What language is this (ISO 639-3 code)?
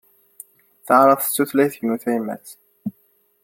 kab